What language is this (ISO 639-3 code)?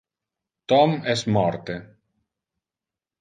ina